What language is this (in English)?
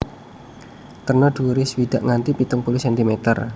Javanese